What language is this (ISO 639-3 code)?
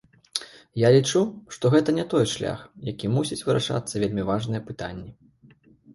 bel